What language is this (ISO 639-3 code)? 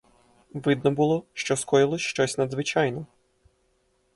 ukr